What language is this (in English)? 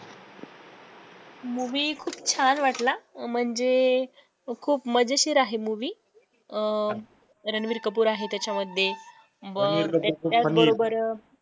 Marathi